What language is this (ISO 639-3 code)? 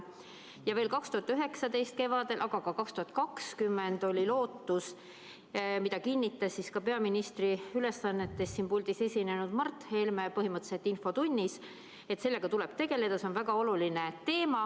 est